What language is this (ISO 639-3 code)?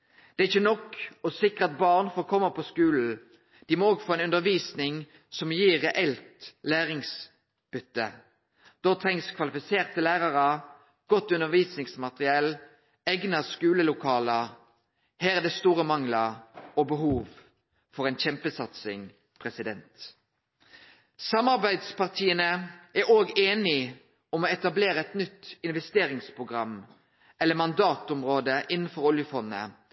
nno